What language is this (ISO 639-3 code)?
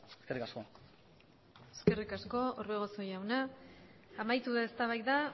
eus